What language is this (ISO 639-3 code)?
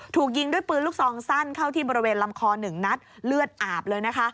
tha